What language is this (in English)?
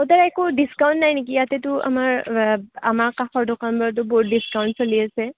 Assamese